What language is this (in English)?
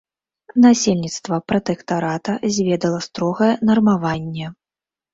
Belarusian